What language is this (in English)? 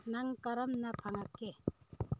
Manipuri